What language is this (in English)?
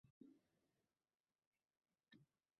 Uzbek